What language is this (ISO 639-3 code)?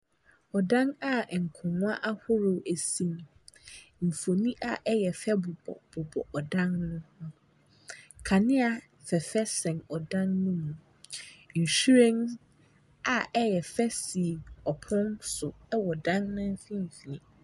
aka